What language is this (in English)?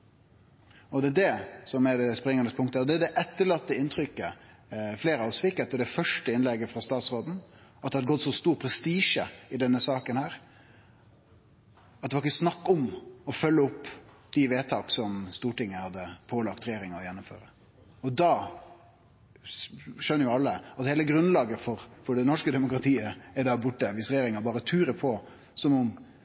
Norwegian Nynorsk